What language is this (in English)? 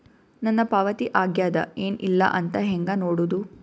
Kannada